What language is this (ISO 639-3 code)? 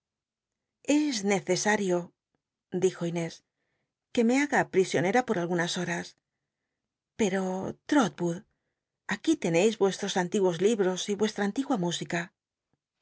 spa